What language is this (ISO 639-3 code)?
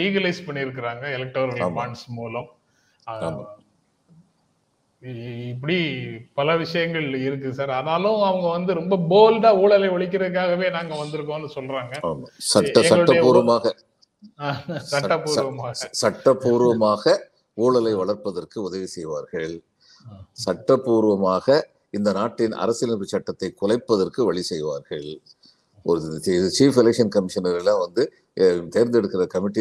tam